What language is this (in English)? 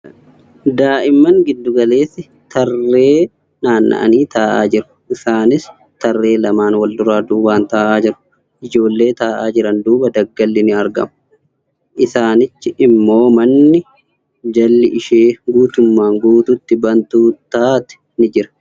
Oromo